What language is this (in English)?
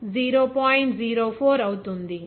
Telugu